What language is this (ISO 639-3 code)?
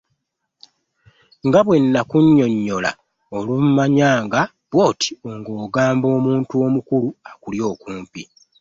lug